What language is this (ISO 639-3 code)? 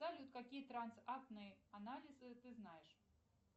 rus